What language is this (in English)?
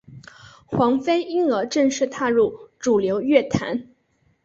Chinese